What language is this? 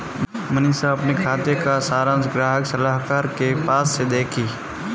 Hindi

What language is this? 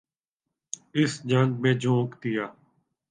Urdu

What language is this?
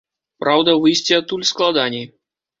Belarusian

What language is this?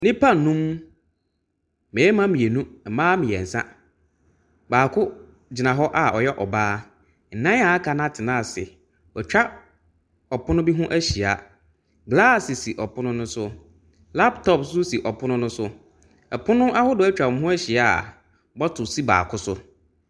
Akan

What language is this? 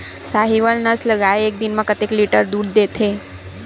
Chhattisgarhi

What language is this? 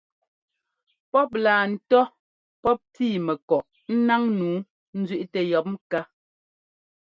Ngomba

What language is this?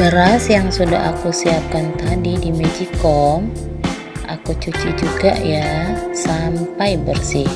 Indonesian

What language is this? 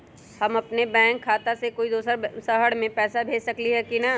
Magahi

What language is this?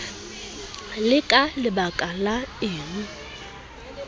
Southern Sotho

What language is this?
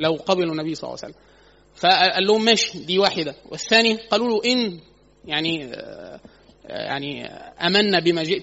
Arabic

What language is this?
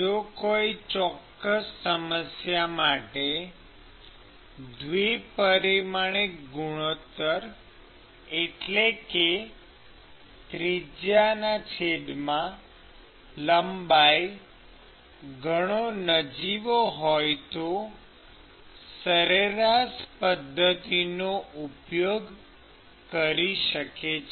Gujarati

